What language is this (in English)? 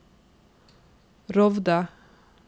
Norwegian